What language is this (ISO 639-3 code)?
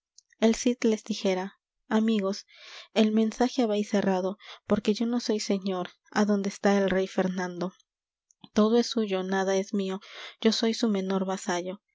spa